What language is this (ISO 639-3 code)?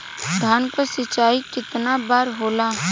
bho